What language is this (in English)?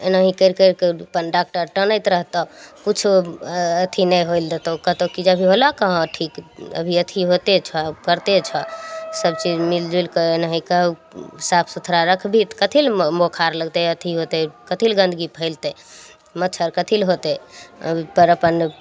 Maithili